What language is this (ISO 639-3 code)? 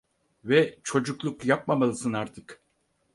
tur